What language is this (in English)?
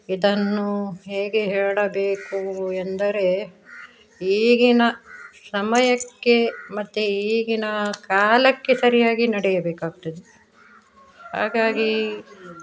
Kannada